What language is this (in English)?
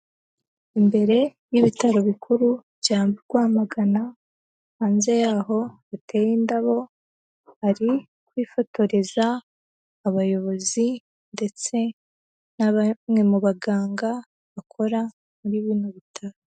Kinyarwanda